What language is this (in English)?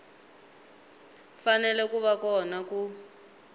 Tsonga